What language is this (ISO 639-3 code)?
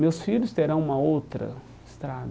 por